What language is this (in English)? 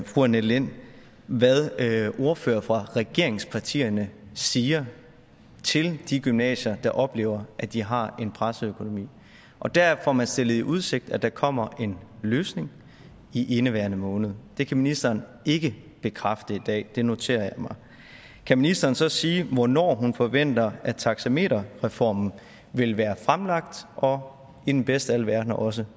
Danish